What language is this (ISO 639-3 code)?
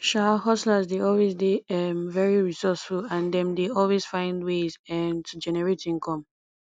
pcm